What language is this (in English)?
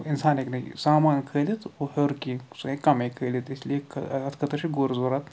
Kashmiri